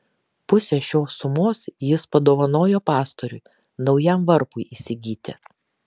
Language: Lithuanian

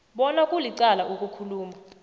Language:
South Ndebele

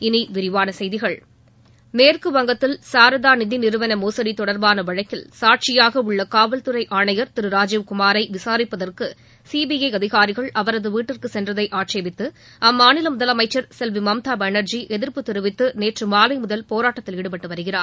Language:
Tamil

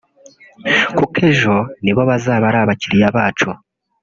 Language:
Kinyarwanda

